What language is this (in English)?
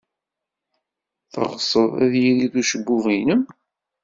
Kabyle